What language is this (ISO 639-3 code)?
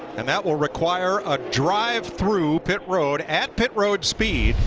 eng